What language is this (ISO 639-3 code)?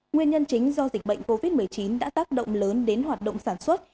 vie